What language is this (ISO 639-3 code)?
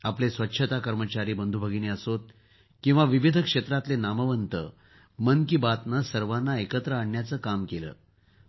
mar